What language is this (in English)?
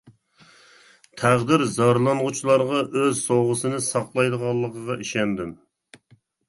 Uyghur